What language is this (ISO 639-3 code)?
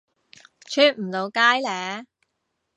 yue